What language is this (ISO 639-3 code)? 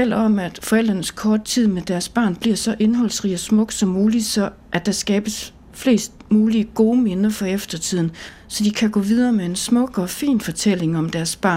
dan